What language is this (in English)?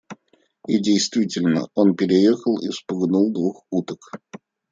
Russian